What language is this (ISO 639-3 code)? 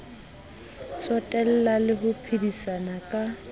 sot